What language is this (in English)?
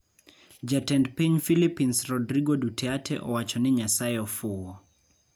Luo (Kenya and Tanzania)